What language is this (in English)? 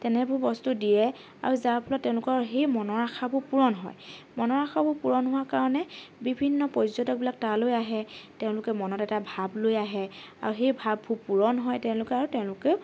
Assamese